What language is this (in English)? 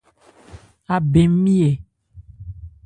Ebrié